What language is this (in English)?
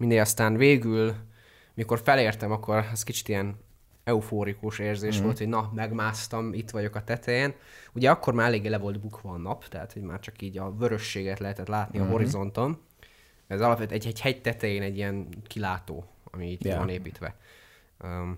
Hungarian